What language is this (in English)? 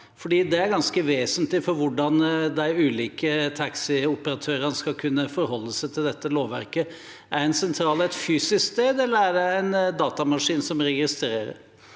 Norwegian